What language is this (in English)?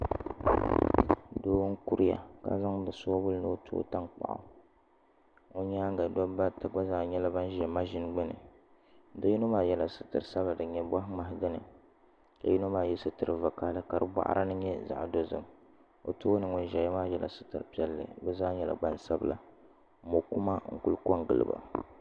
Dagbani